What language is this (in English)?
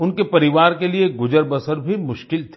Hindi